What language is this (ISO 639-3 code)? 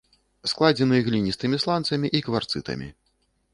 bel